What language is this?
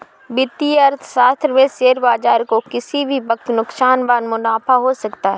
Hindi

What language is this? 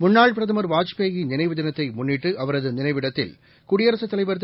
Tamil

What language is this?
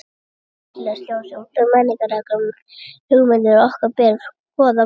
Icelandic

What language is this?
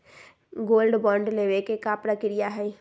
Magahi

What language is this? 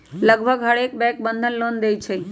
Magahi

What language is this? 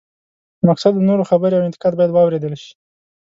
Pashto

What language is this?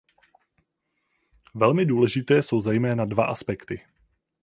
Czech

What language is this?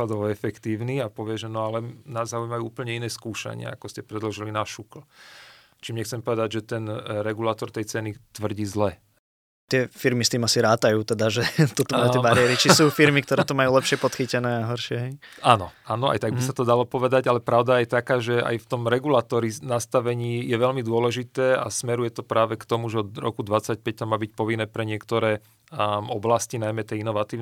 Slovak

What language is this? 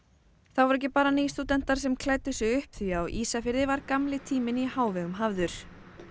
Icelandic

